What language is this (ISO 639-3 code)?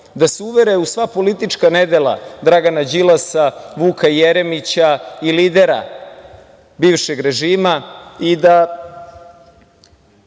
srp